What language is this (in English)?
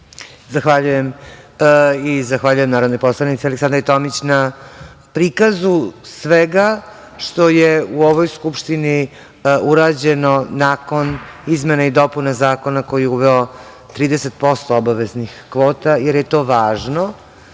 Serbian